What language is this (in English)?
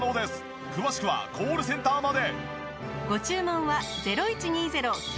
Japanese